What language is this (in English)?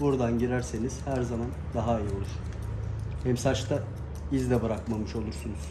Turkish